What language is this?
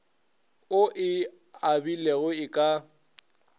Northern Sotho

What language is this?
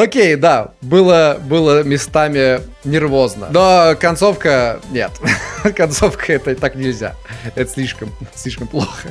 Russian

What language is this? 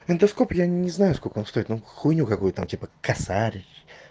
Russian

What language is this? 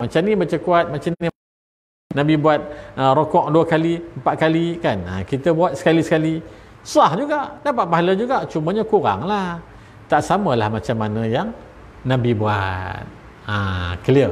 Malay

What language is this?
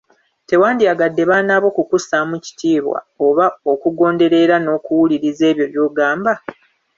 Ganda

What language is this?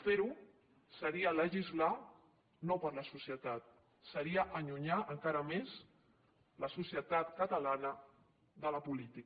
Catalan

